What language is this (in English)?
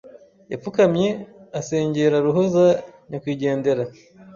Kinyarwanda